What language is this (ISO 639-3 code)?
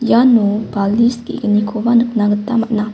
grt